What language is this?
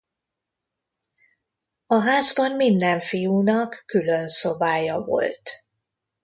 Hungarian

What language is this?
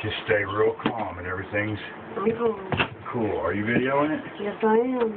English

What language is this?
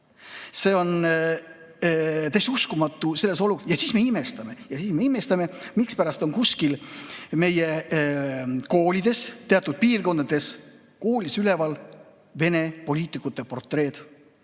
Estonian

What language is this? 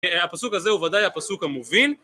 Hebrew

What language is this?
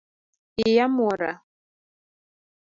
Luo (Kenya and Tanzania)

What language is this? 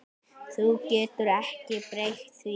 Icelandic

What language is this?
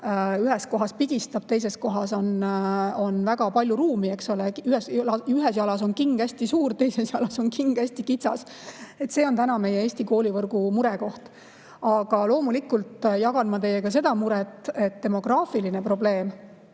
Estonian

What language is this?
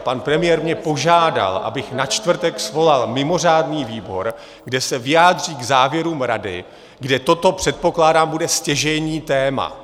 Czech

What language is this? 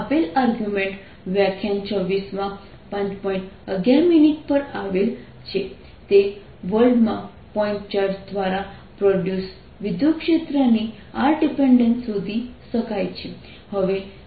Gujarati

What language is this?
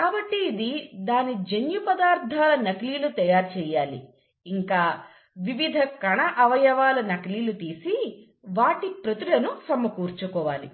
Telugu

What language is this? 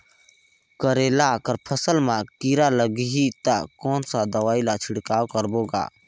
Chhattisgarhi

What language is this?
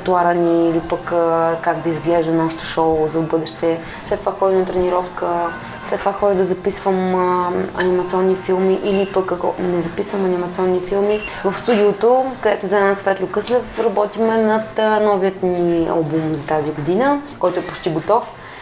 Bulgarian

